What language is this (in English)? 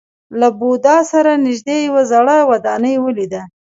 Pashto